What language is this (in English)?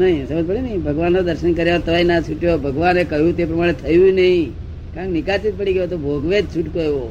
Gujarati